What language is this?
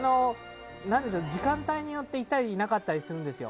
Japanese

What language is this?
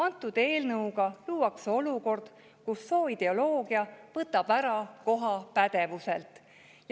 Estonian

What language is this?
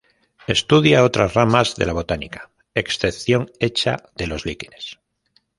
Spanish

